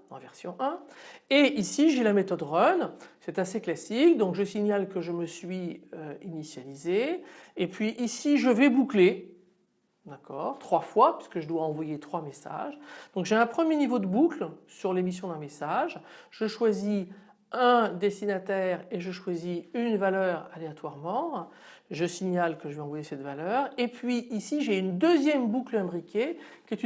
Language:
French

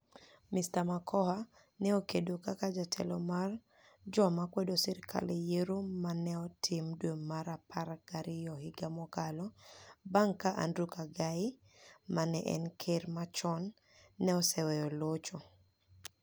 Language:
Luo (Kenya and Tanzania)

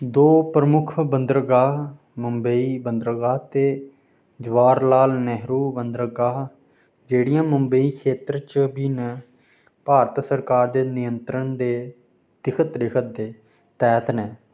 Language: Dogri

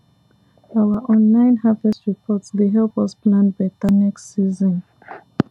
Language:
Nigerian Pidgin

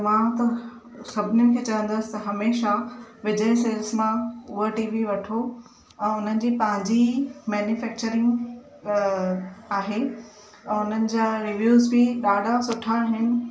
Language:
Sindhi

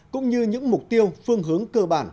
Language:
Vietnamese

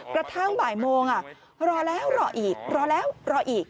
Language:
Thai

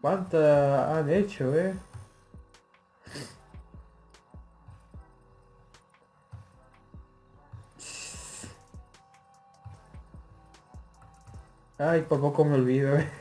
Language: Spanish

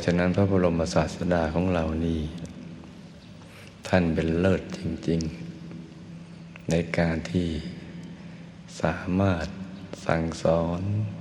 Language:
Thai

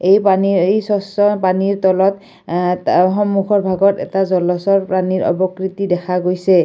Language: Assamese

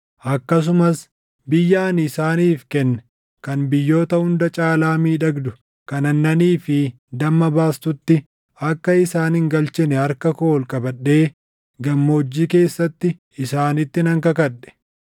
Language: Oromo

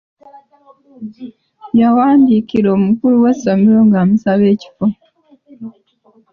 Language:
Ganda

